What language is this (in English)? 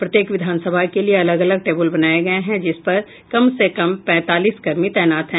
Hindi